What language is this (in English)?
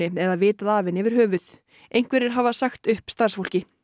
Icelandic